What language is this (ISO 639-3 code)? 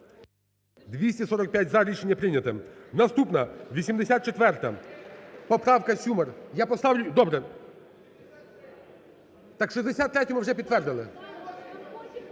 ukr